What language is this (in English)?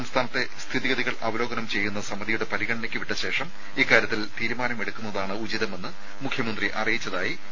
Malayalam